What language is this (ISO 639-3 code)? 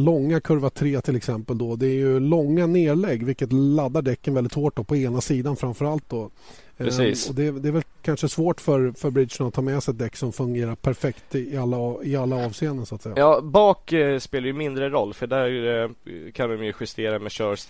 swe